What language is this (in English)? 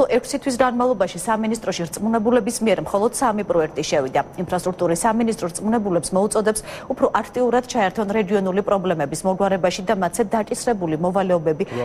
Romanian